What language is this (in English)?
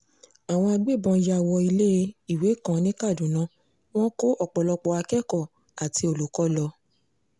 Yoruba